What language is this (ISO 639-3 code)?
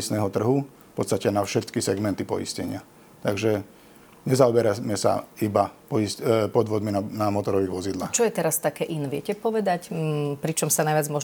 slk